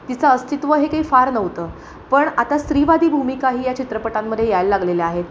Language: Marathi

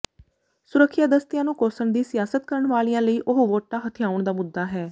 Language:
Punjabi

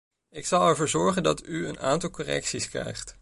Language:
Dutch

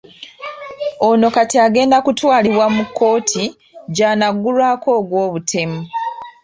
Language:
Ganda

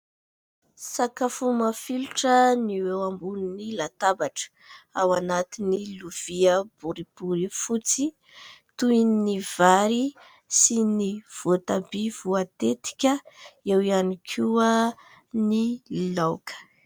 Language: Malagasy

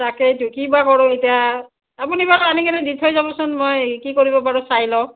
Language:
Assamese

